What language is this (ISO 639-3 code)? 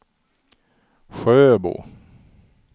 swe